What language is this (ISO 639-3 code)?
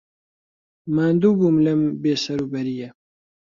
ckb